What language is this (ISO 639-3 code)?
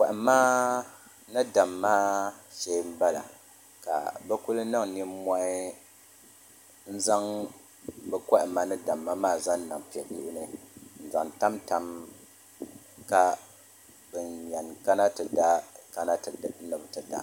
dag